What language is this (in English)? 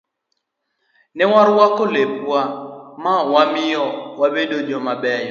Luo (Kenya and Tanzania)